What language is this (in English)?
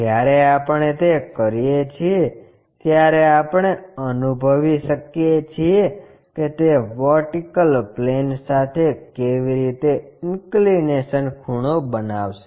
Gujarati